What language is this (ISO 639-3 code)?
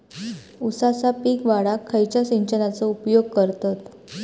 mar